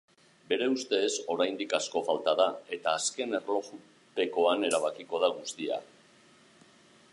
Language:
Basque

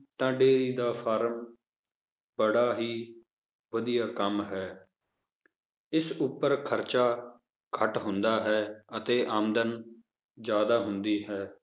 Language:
Punjabi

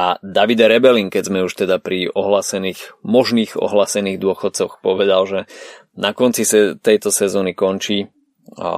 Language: Slovak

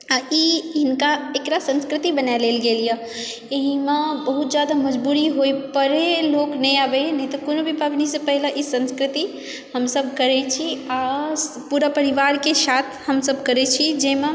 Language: Maithili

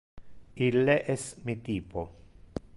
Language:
Interlingua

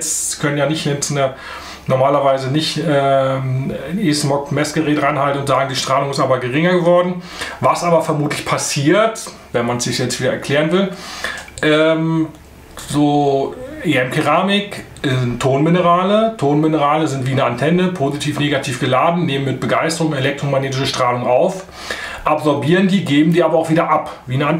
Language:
German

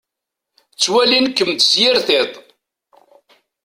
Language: Kabyle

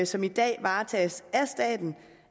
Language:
Danish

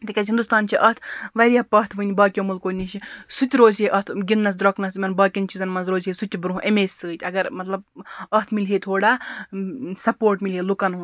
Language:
Kashmiri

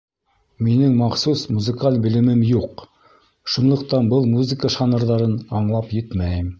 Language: Bashkir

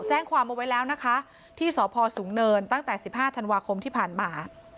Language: Thai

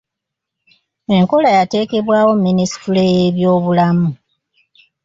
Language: Ganda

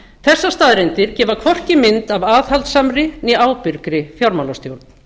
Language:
Icelandic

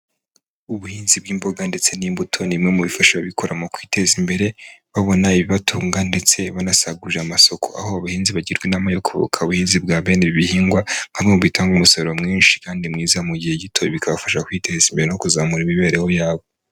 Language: Kinyarwanda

